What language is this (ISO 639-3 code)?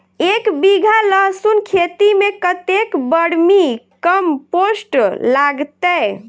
mai